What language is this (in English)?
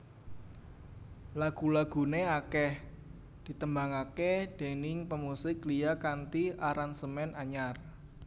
Javanese